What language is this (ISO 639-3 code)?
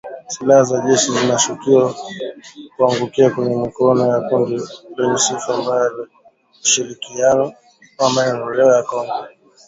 swa